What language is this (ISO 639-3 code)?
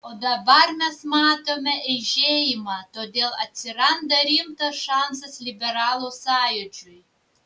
lit